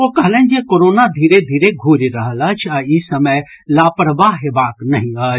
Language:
Maithili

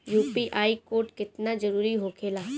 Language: Bhojpuri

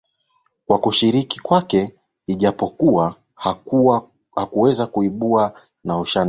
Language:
Swahili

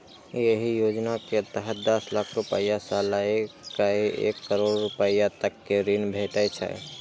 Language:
Maithili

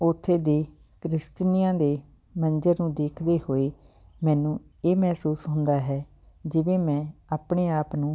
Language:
Punjabi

